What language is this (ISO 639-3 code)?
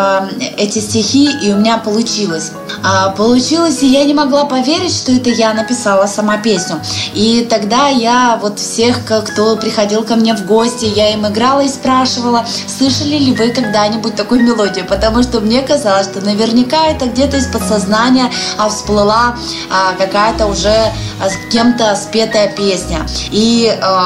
rus